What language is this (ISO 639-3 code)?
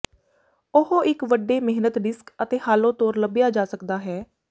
pan